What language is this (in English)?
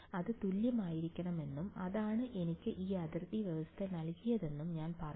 Malayalam